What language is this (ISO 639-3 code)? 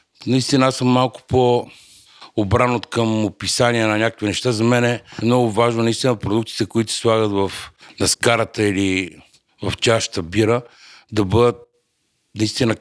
bul